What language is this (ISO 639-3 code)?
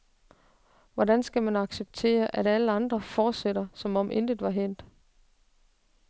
dan